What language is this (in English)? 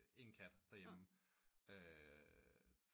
Danish